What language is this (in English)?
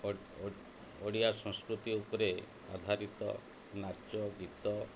Odia